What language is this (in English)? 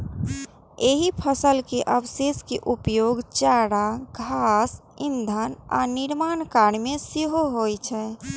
Maithili